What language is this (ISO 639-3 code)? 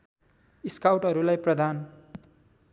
nep